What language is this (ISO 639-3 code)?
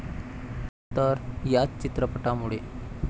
mar